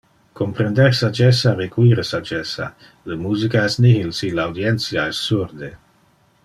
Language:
Interlingua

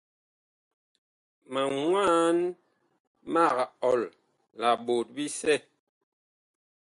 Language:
Bakoko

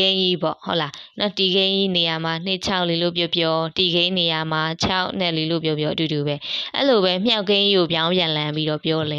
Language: Vietnamese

